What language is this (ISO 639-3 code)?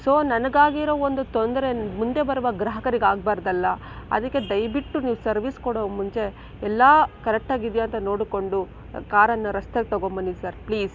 kan